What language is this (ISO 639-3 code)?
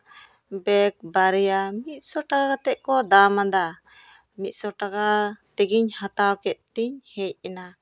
sat